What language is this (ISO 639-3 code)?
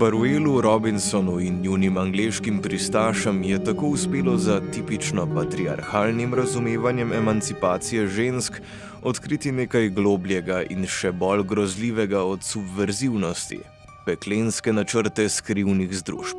slv